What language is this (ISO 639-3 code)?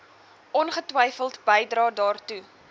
afr